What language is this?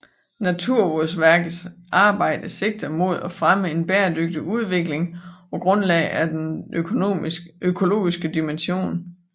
Danish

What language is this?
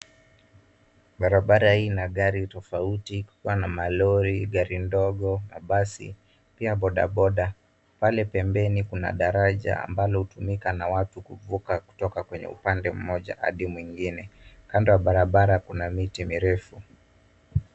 Swahili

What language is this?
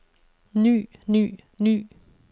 Danish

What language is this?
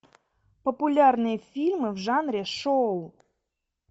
Russian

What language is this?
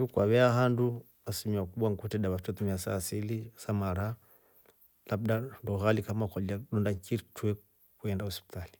Rombo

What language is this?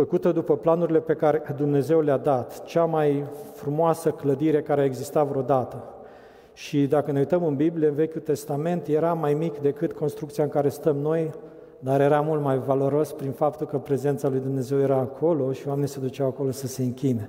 Romanian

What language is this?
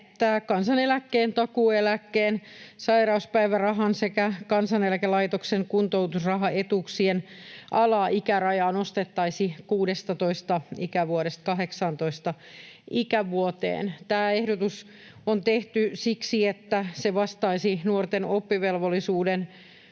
Finnish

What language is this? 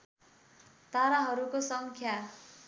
Nepali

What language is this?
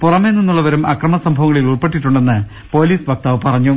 Malayalam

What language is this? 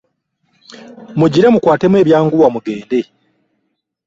Ganda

